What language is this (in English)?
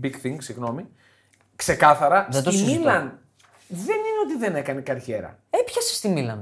Greek